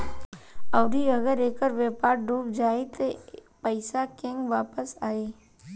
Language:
Bhojpuri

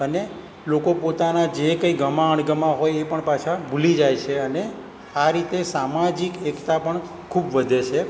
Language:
Gujarati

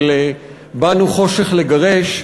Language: Hebrew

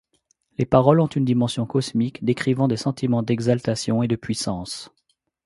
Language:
French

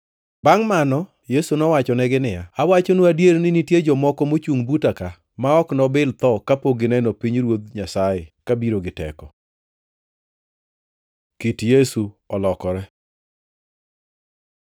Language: Luo (Kenya and Tanzania)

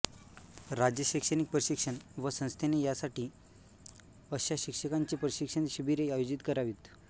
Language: Marathi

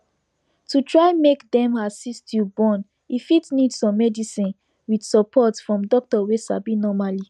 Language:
Nigerian Pidgin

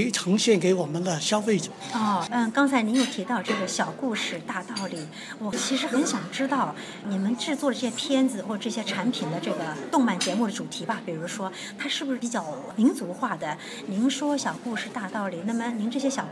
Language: Chinese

